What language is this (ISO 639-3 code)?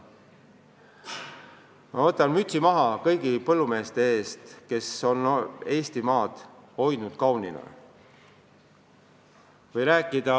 est